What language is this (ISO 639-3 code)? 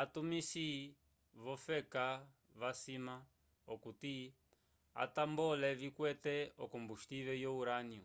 umb